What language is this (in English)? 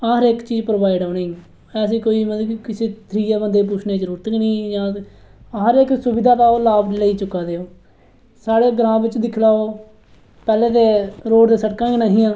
Dogri